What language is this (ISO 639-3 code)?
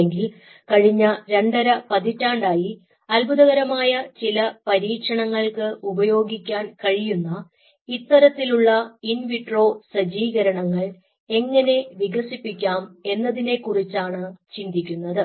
mal